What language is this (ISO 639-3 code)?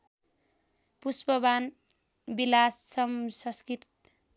nep